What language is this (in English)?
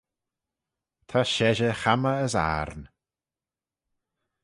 Manx